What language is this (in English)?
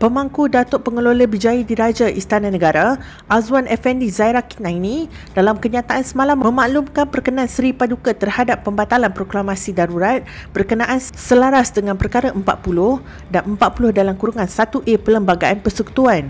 Malay